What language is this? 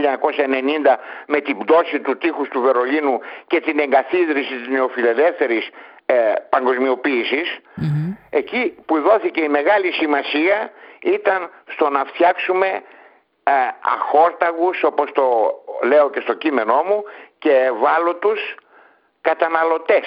Greek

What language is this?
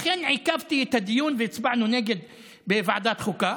Hebrew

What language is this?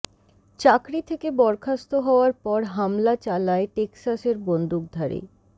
Bangla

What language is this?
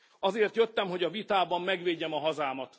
Hungarian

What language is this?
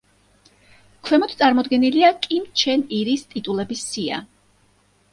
Georgian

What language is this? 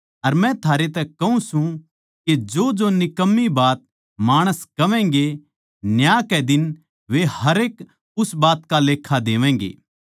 Haryanvi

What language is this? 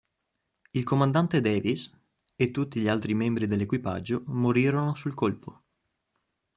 Italian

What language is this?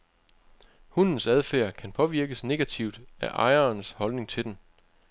Danish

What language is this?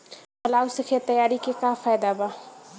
Bhojpuri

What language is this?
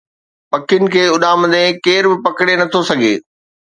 Sindhi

